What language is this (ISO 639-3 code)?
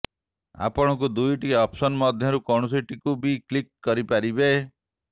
ori